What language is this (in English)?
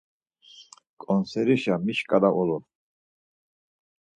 Laz